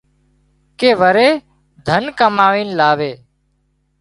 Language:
Wadiyara Koli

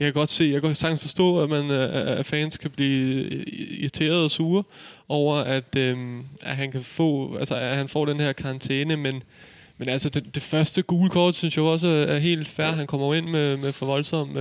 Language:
Danish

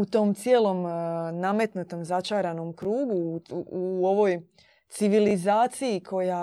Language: Croatian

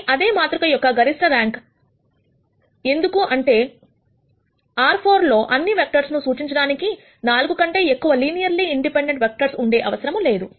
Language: Telugu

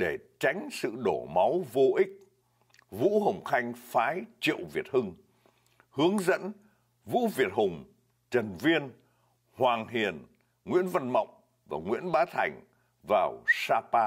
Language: Vietnamese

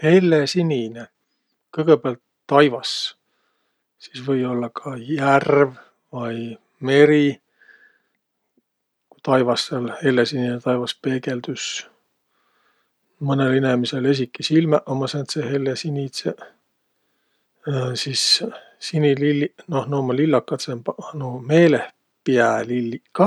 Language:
Võro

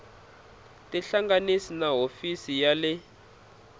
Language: Tsonga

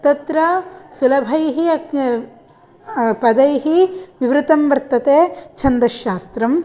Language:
Sanskrit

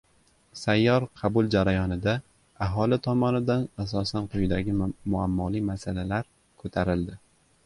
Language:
Uzbek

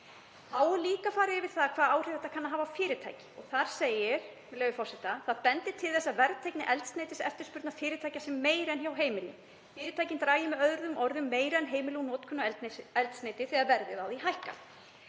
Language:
Icelandic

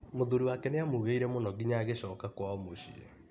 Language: Kikuyu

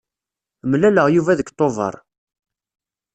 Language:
Kabyle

